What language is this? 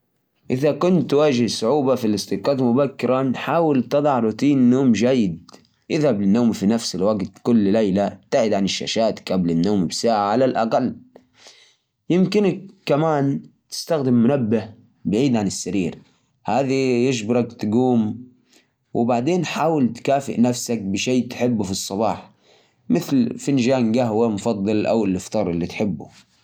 Najdi Arabic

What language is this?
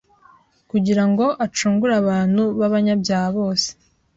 Kinyarwanda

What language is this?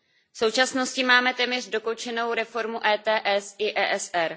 Czech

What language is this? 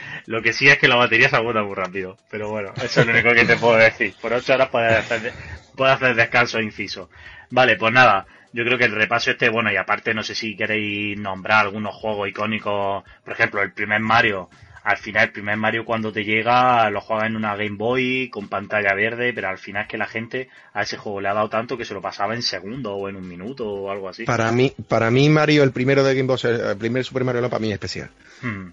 Spanish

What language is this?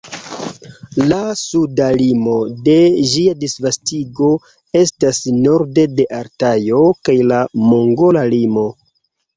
Esperanto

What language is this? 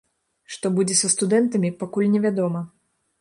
Belarusian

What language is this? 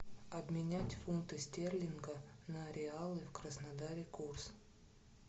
Russian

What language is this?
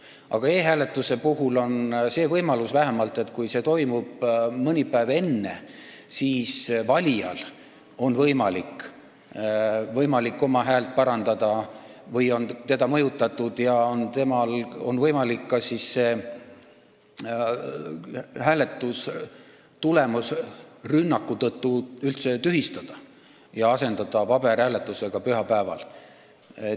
Estonian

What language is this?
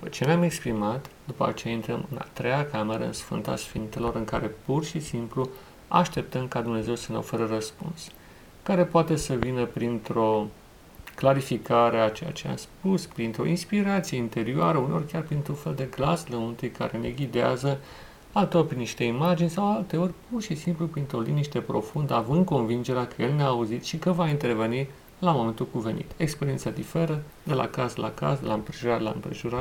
Romanian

